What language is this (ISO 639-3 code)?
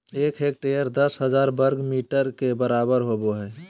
mag